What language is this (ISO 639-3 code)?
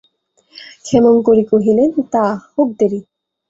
ben